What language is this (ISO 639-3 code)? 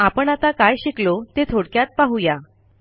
mar